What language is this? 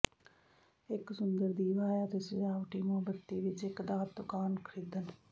Punjabi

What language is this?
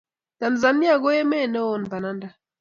Kalenjin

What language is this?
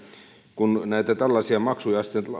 Finnish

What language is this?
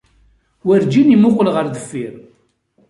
Kabyle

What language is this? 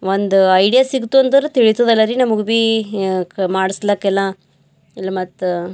Kannada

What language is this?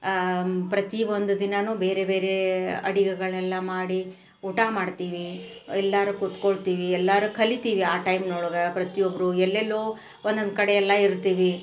Kannada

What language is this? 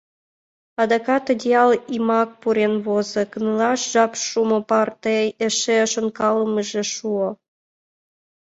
Mari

